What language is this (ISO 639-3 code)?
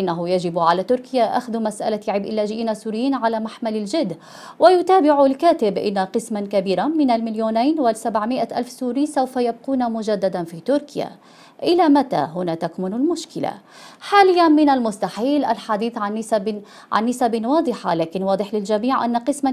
ara